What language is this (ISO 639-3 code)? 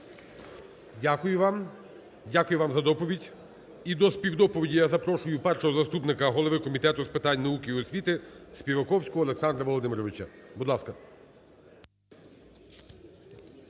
ukr